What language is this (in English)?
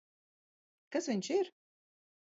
Latvian